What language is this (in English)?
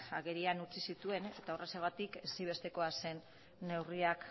Basque